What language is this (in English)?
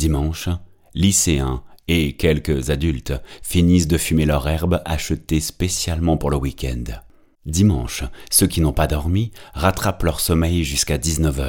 French